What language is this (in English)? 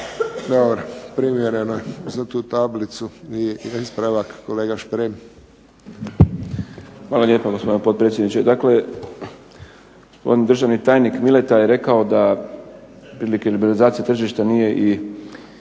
Croatian